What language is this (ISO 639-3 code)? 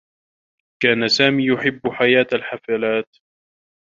ara